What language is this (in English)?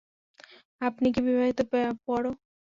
Bangla